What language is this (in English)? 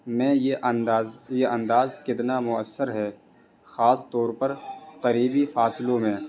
Urdu